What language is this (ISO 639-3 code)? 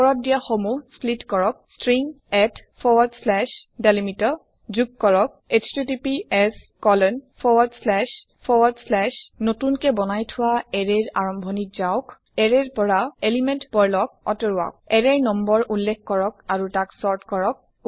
asm